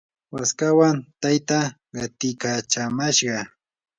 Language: Yanahuanca Pasco Quechua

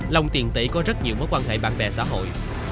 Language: Vietnamese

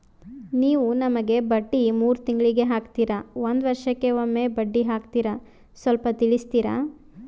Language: Kannada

